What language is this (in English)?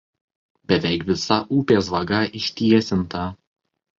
Lithuanian